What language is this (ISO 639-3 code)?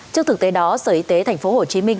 vie